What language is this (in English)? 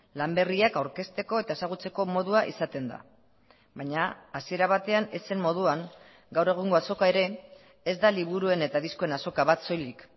Basque